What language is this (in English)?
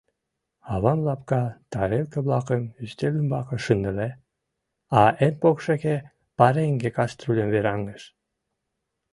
Mari